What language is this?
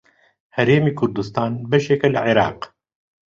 Central Kurdish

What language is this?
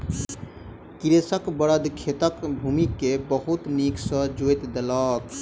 Maithili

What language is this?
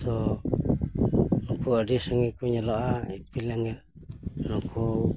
Santali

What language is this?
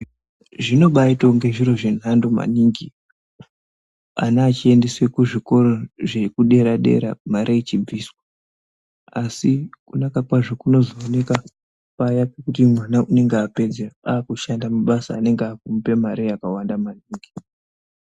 Ndau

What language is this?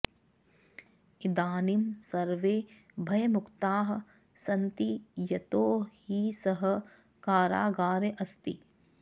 Sanskrit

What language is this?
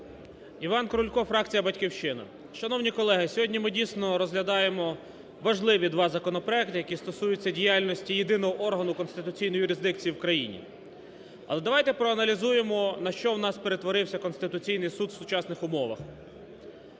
Ukrainian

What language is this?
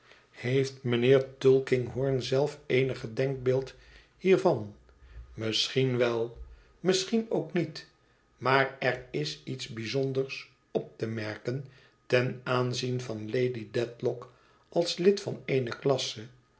Dutch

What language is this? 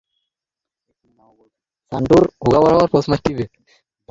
Bangla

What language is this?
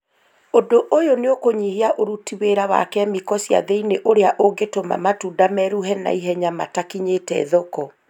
Kikuyu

